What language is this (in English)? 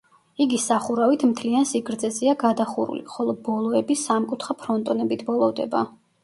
Georgian